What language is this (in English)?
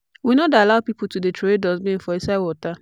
Nigerian Pidgin